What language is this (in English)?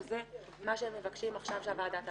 Hebrew